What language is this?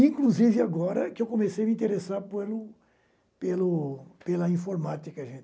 Portuguese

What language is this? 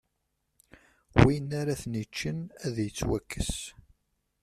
Kabyle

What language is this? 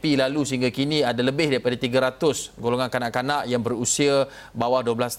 Malay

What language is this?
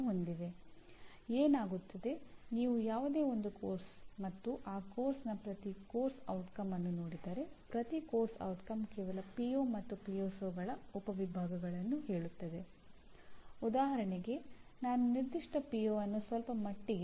Kannada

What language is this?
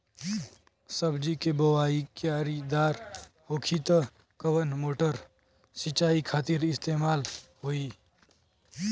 Bhojpuri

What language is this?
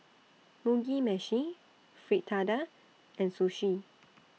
English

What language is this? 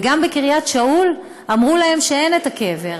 Hebrew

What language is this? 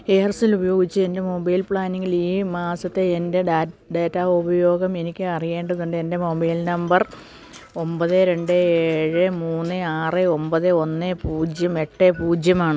Malayalam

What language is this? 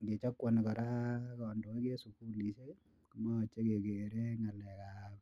Kalenjin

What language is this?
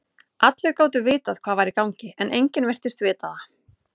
Icelandic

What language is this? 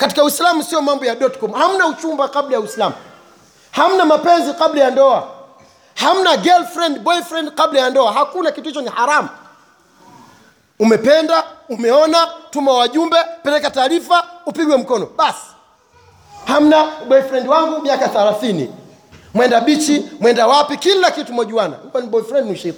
Swahili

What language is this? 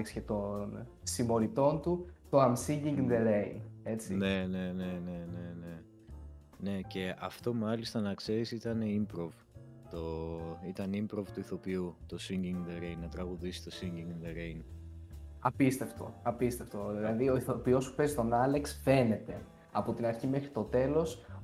Greek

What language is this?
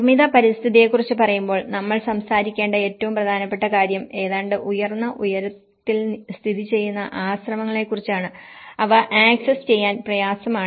Malayalam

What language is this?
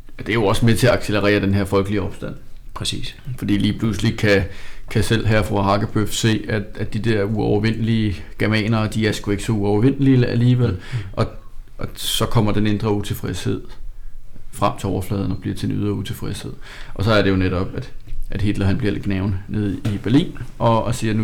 Danish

